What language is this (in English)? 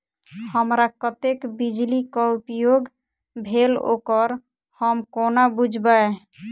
Maithili